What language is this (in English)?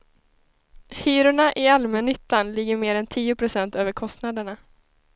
Swedish